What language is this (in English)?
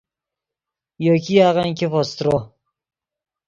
Yidgha